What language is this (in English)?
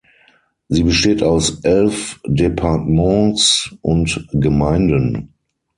German